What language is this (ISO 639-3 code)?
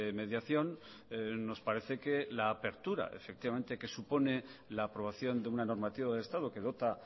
spa